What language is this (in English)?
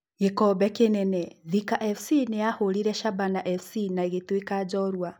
Kikuyu